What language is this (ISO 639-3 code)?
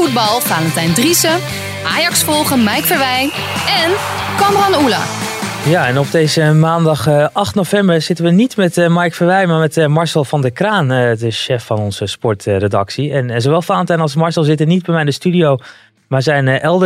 nld